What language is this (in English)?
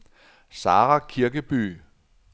Danish